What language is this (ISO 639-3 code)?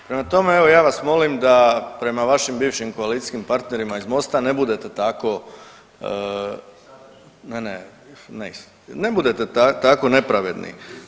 hrv